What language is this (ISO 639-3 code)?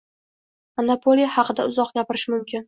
uzb